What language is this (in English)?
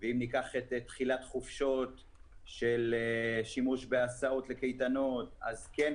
Hebrew